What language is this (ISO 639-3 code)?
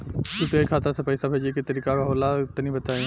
bho